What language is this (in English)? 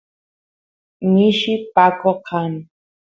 Santiago del Estero Quichua